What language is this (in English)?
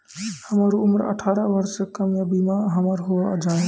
Maithili